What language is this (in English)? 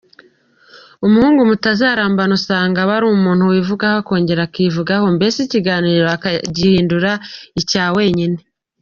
Kinyarwanda